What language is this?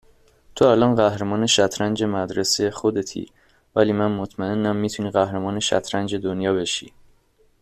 Persian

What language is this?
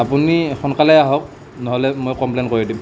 Assamese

